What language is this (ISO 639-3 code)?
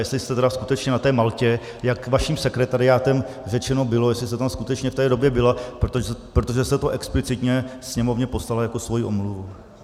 ces